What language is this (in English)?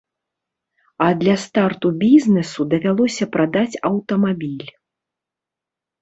Belarusian